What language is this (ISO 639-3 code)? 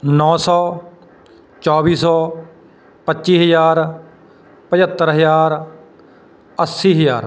pan